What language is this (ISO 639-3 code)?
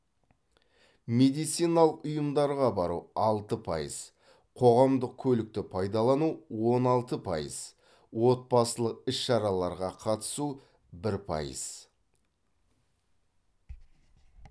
kaz